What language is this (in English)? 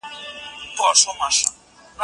Pashto